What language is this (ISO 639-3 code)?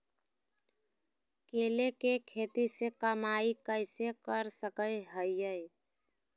mag